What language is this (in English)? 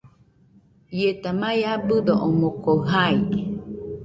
Nüpode Huitoto